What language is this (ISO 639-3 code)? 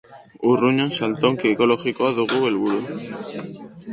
eus